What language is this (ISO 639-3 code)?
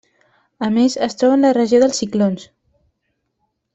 cat